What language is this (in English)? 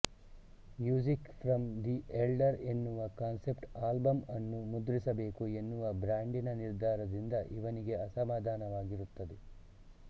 Kannada